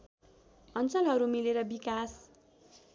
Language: Nepali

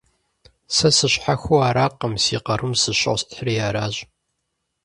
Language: Kabardian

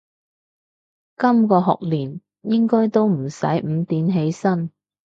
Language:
Cantonese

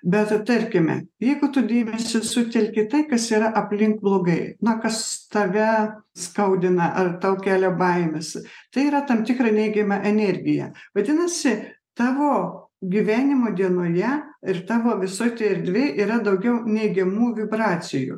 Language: Lithuanian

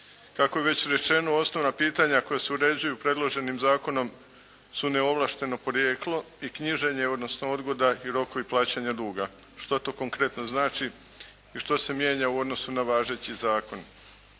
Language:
Croatian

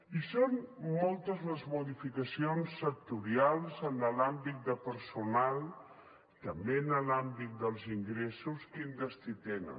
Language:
Catalan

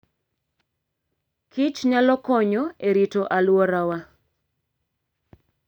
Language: Luo (Kenya and Tanzania)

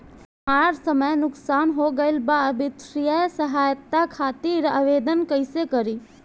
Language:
Bhojpuri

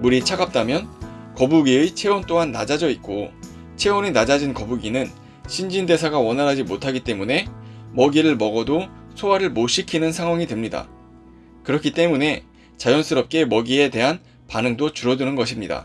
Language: Korean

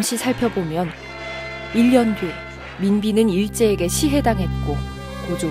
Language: Korean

